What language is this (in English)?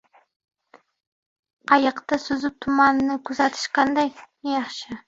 Uzbek